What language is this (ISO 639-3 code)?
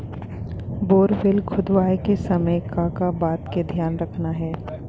hne